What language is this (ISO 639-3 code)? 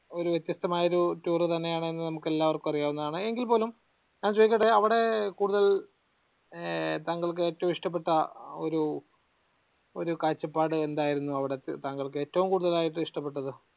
mal